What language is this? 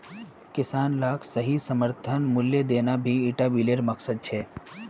Magahi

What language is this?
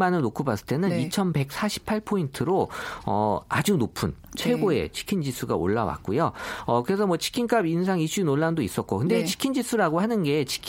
Korean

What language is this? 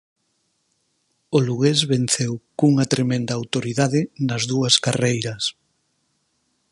Galician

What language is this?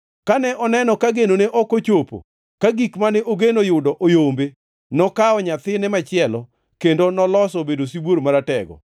Luo (Kenya and Tanzania)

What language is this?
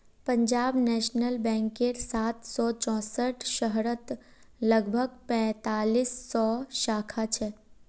Magahi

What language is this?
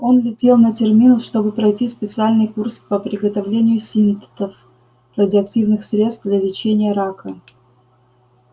Russian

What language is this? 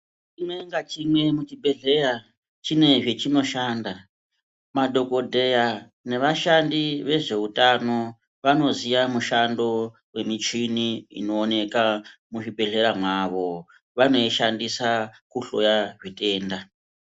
Ndau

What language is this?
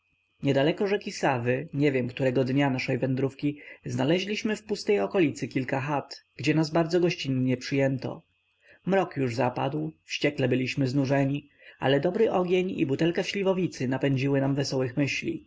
Polish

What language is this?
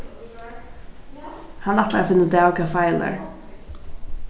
Faroese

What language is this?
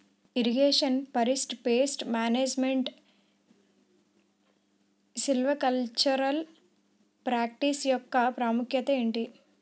Telugu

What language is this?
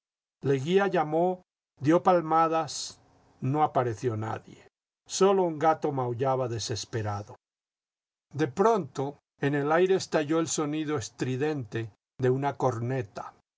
Spanish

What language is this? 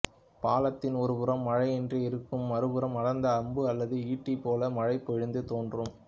Tamil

